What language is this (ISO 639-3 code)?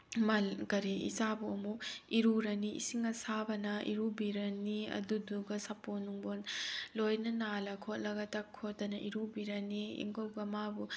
mni